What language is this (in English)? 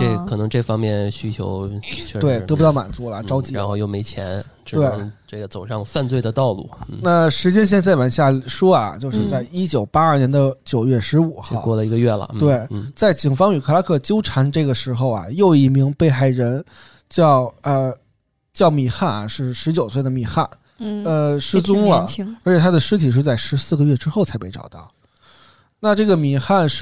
Chinese